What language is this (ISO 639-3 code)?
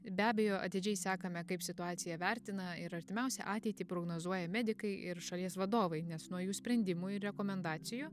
lit